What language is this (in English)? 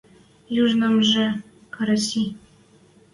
Western Mari